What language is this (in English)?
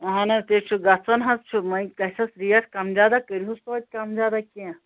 Kashmiri